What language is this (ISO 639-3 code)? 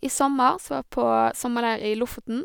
nor